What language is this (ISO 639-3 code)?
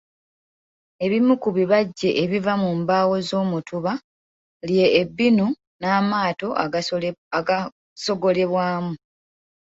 lug